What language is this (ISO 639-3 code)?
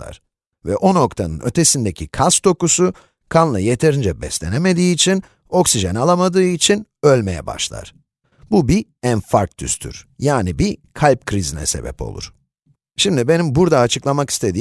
tur